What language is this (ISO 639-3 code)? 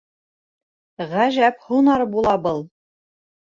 bak